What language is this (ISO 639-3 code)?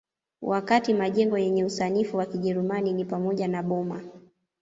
swa